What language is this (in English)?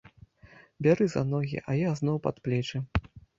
Belarusian